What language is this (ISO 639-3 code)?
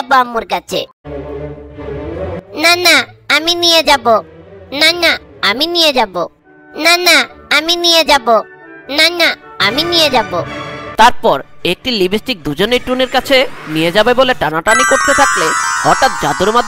hin